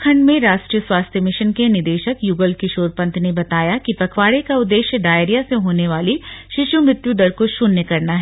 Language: Hindi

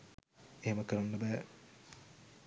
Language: Sinhala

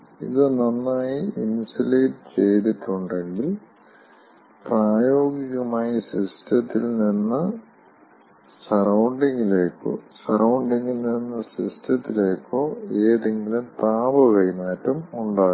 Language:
Malayalam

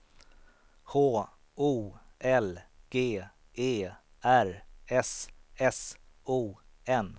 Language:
Swedish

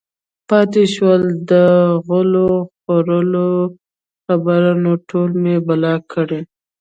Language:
Pashto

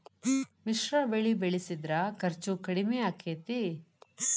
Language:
Kannada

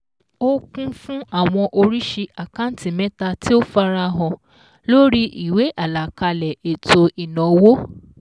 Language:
Yoruba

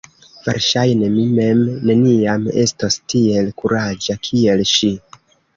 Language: Esperanto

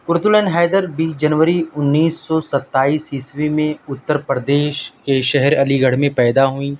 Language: Urdu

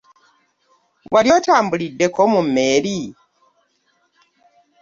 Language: Ganda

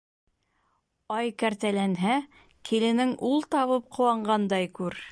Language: Bashkir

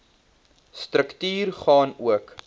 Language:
Afrikaans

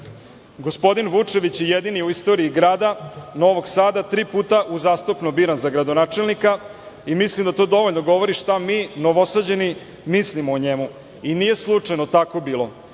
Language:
Serbian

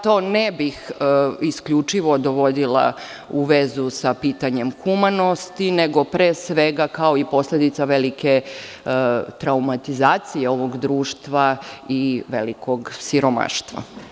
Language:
Serbian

